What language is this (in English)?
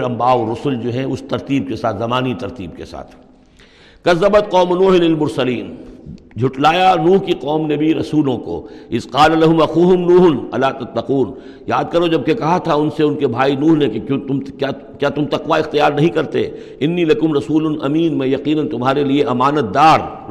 Urdu